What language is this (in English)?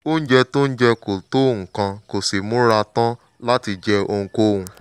Yoruba